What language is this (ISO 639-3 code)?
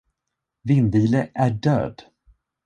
swe